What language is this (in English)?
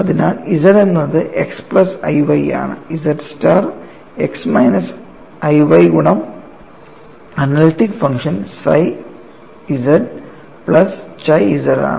Malayalam